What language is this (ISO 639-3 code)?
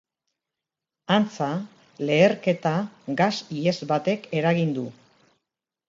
eus